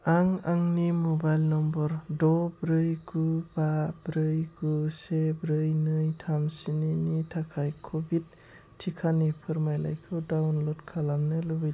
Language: Bodo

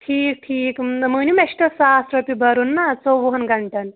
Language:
Kashmiri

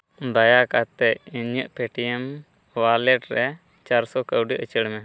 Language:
Santali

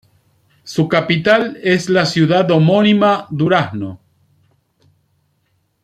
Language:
Spanish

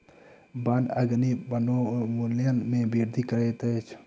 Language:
Maithili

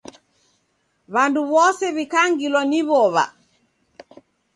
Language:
Taita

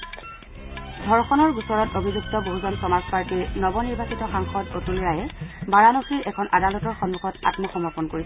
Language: Assamese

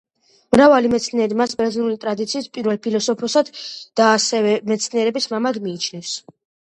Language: Georgian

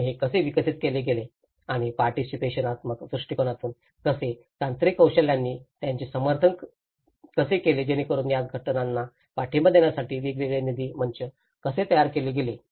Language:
Marathi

